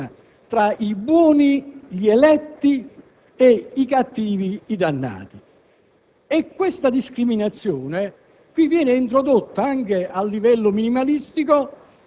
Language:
Italian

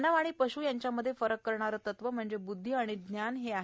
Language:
Marathi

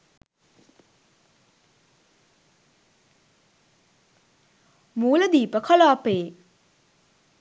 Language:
Sinhala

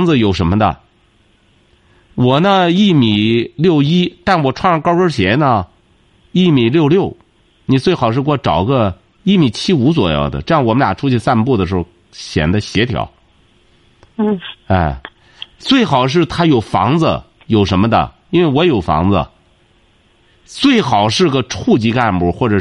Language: Chinese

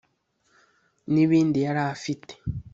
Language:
Kinyarwanda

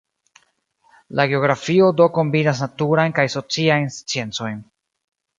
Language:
Esperanto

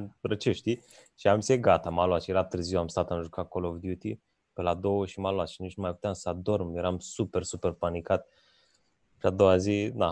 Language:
Romanian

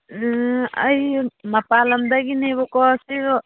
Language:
Manipuri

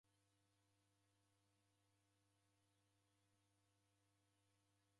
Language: Taita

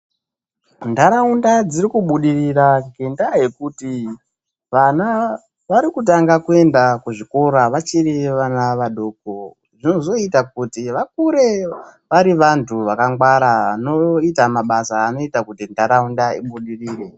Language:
Ndau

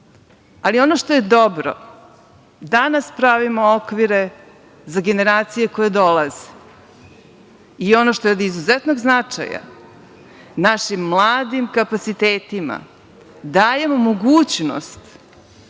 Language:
Serbian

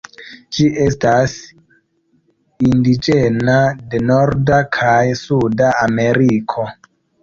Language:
Esperanto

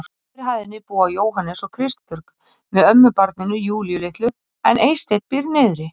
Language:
Icelandic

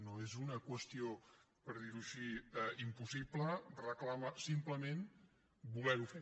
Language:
Catalan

